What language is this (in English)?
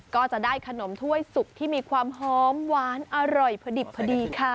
Thai